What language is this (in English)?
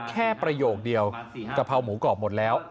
Thai